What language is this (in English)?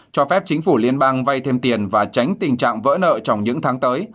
Vietnamese